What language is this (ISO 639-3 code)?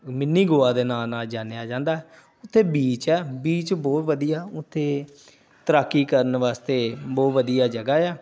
pan